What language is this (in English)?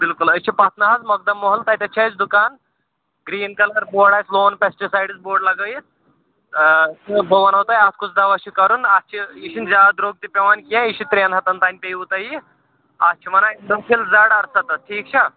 Kashmiri